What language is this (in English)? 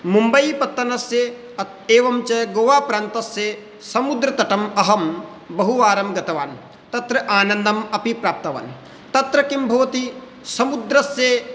Sanskrit